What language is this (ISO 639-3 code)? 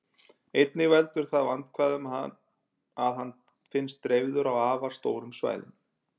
isl